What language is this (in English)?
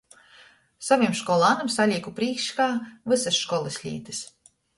Latgalian